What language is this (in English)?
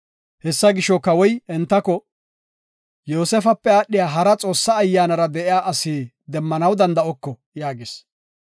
Gofa